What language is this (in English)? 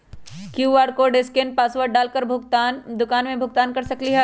Magahi